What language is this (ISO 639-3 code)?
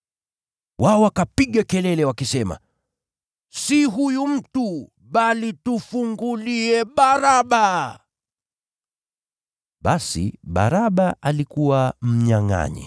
swa